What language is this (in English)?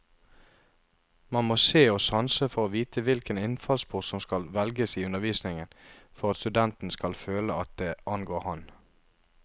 Norwegian